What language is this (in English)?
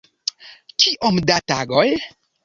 Esperanto